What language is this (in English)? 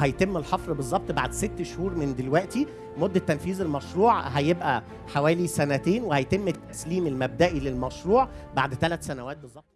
Arabic